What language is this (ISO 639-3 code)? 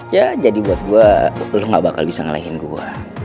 ind